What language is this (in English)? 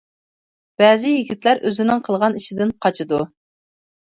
Uyghur